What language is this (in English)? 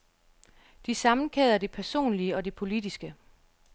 Danish